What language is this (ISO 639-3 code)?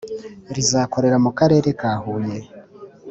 kin